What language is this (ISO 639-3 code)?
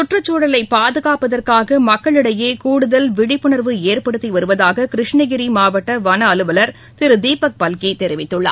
tam